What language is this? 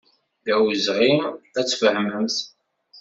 Kabyle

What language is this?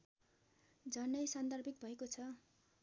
Nepali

